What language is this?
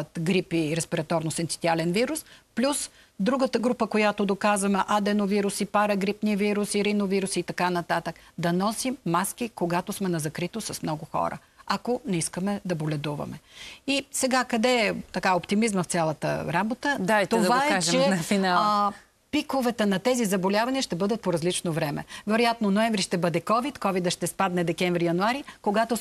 Bulgarian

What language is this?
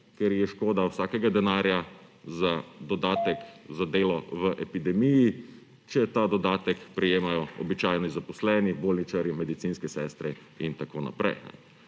Slovenian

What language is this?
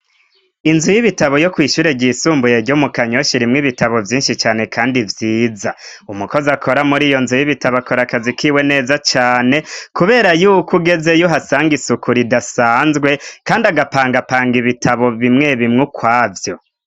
Rundi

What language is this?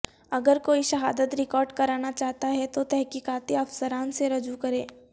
Urdu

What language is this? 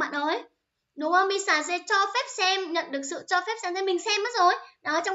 Vietnamese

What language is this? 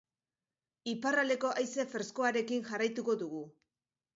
Basque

